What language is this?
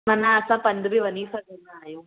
Sindhi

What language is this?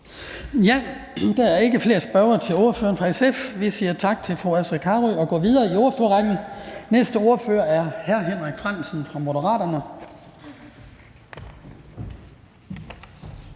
Danish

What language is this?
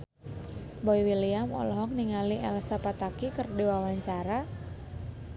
Sundanese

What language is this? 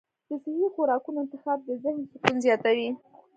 Pashto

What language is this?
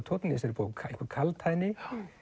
Icelandic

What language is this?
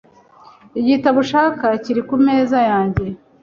Kinyarwanda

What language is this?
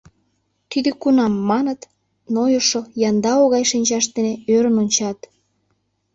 Mari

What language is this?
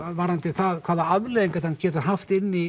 Icelandic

